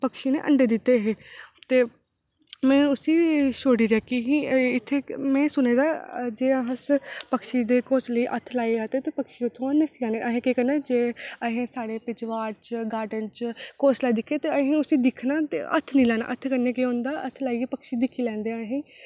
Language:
Dogri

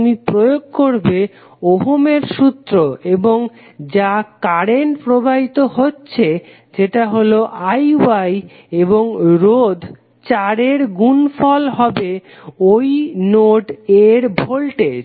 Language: Bangla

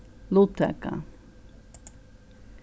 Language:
Faroese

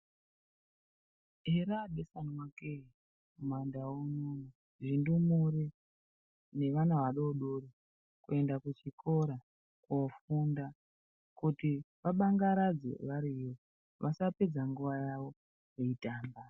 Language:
Ndau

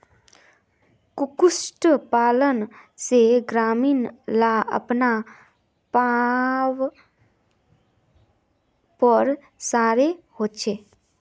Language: Magahi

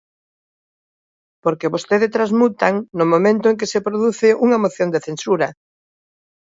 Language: Galician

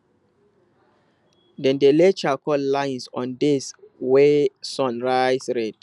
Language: Nigerian Pidgin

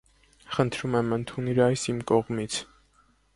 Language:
Armenian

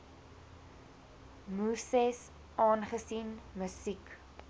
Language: Afrikaans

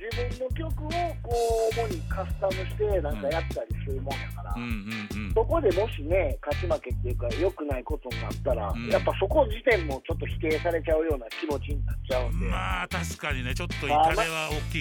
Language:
Japanese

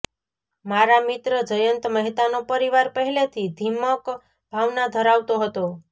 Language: Gujarati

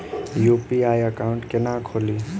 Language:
Maithili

